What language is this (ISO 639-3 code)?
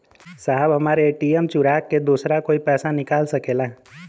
bho